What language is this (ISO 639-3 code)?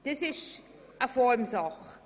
gsw